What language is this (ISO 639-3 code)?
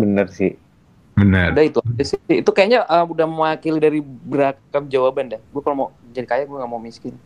ind